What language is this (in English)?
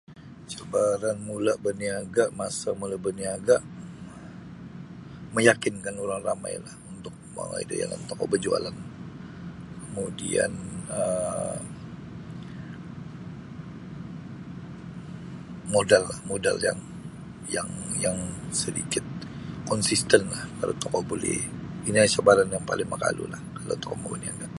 Sabah Bisaya